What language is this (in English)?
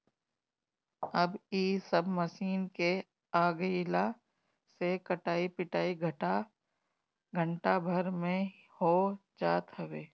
Bhojpuri